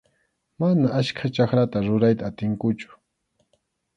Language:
Arequipa-La Unión Quechua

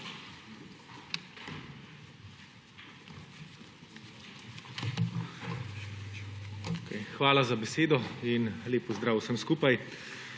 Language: Slovenian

